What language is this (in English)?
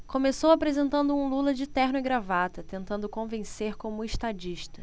Portuguese